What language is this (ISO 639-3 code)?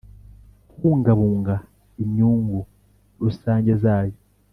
kin